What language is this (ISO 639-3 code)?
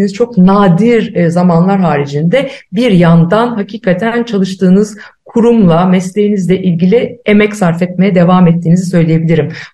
tur